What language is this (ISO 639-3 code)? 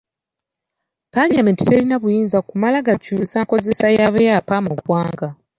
lug